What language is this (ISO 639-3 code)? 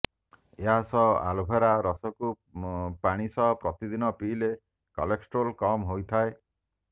ori